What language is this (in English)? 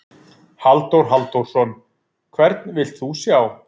Icelandic